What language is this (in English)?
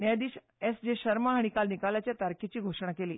Konkani